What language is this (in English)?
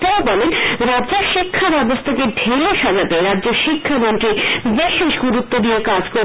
Bangla